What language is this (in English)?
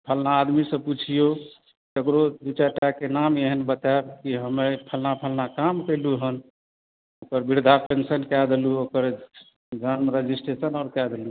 Maithili